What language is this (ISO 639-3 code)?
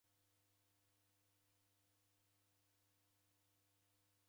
dav